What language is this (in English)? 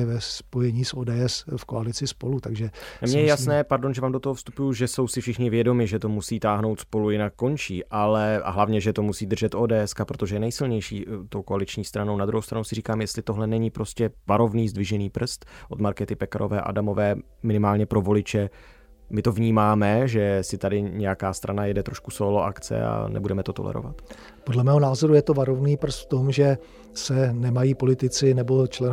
Czech